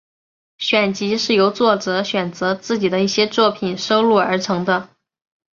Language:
Chinese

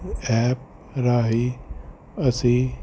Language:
Punjabi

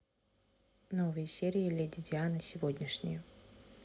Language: Russian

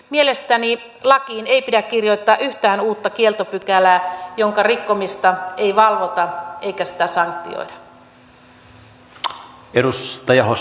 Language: Finnish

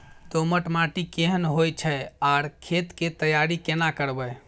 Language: Maithili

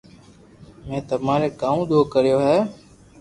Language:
Loarki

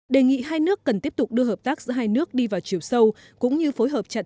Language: Vietnamese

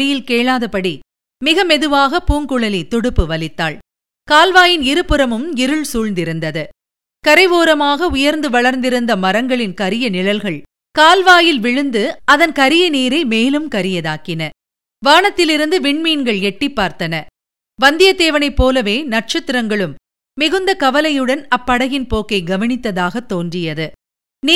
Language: Tamil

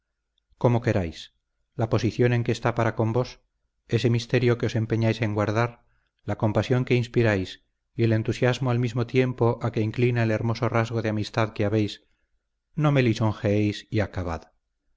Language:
Spanish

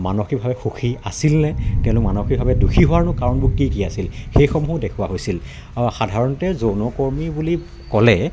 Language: Assamese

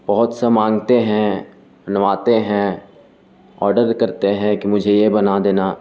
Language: Urdu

